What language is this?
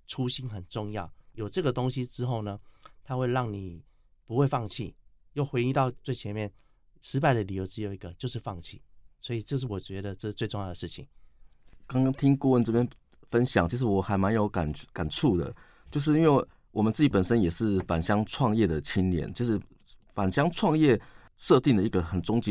Chinese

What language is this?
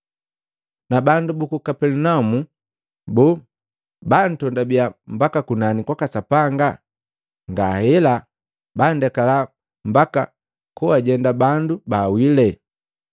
Matengo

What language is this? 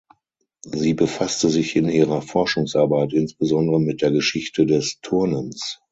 German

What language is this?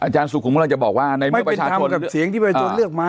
Thai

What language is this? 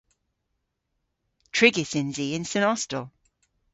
Cornish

